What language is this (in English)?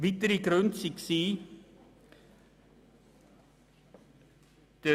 Swiss German